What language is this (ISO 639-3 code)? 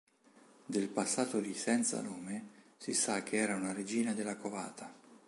ita